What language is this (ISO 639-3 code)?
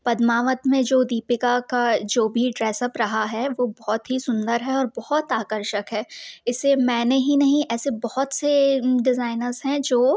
hin